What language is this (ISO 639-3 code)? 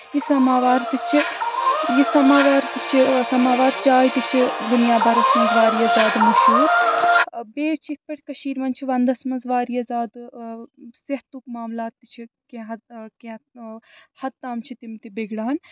kas